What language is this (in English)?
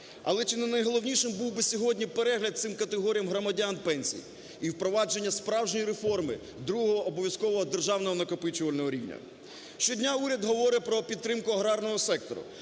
Ukrainian